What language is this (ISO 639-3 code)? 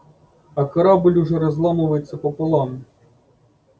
rus